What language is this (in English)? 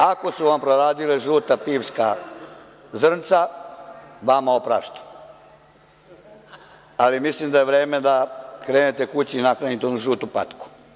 Serbian